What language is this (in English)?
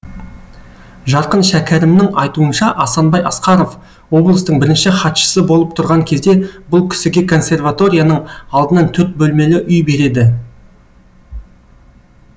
Kazakh